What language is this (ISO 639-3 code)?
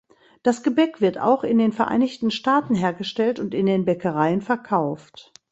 deu